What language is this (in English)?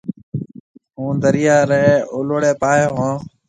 Marwari (Pakistan)